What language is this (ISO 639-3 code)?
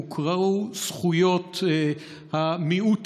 heb